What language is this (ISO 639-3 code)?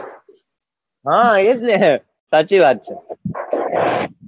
guj